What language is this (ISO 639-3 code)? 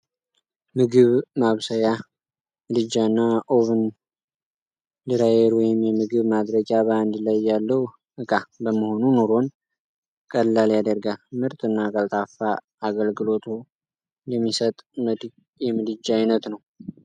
amh